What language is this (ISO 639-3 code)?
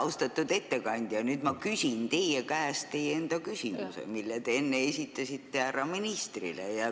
est